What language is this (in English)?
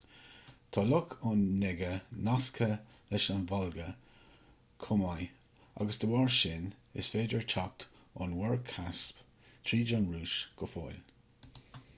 Irish